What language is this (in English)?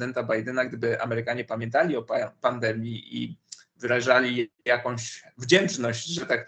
Polish